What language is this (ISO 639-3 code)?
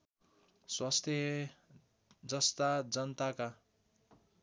nep